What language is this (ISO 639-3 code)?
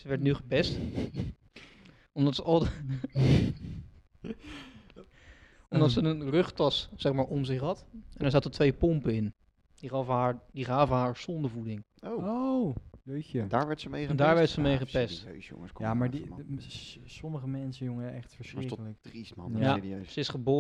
nld